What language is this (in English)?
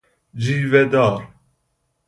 Persian